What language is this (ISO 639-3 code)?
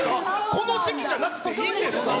jpn